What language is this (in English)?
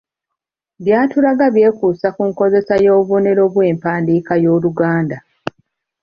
Ganda